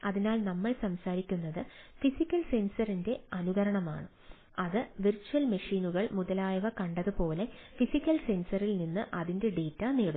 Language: Malayalam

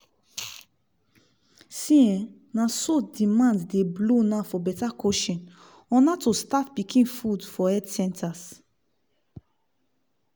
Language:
Nigerian Pidgin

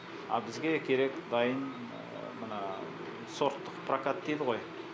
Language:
Kazakh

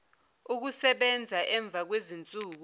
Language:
Zulu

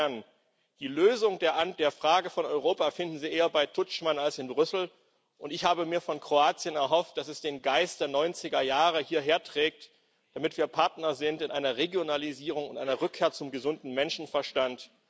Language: German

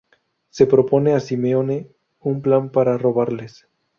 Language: Spanish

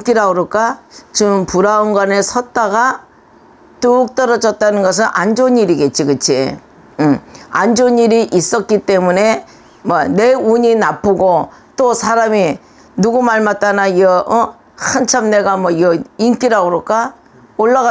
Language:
Korean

